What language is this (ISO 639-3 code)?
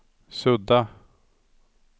swe